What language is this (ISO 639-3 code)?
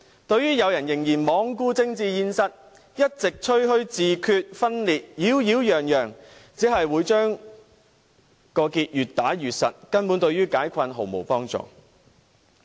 yue